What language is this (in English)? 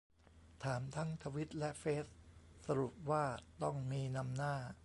Thai